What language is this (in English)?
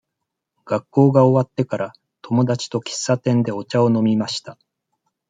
Japanese